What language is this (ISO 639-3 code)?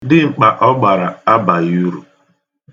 ibo